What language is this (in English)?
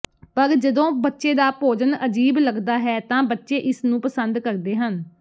Punjabi